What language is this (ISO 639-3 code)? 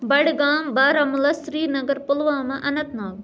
kas